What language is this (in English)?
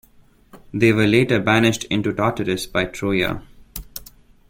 English